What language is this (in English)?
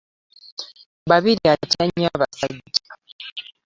Ganda